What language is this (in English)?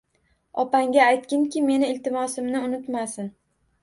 Uzbek